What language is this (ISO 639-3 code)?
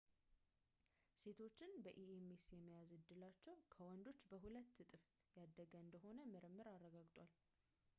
amh